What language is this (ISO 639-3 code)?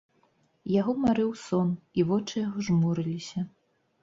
bel